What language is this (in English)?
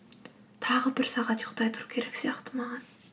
Kazakh